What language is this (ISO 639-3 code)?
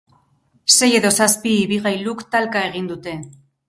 eus